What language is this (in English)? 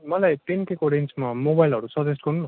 Nepali